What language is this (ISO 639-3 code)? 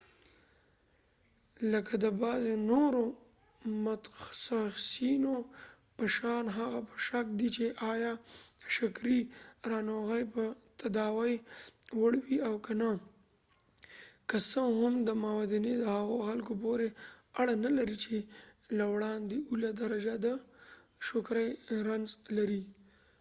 pus